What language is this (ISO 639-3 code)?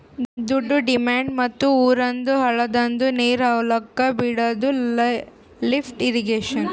kan